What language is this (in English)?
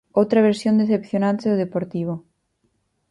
Galician